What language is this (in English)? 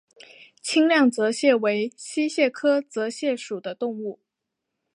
Chinese